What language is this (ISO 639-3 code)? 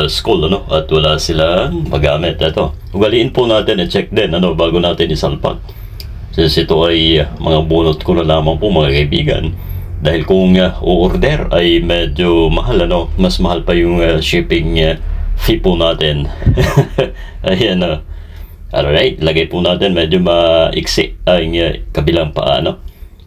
fil